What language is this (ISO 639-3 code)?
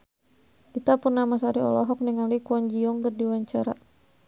sun